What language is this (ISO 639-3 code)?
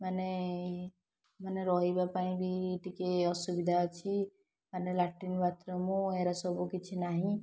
ori